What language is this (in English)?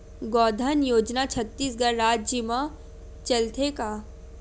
Chhattisgarhi